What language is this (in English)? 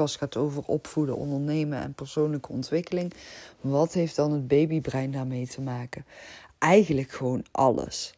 Dutch